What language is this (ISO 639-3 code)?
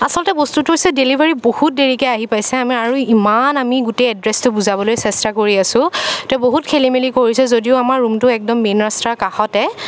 asm